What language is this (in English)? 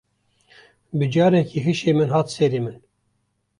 Kurdish